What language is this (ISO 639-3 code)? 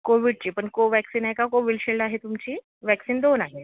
mar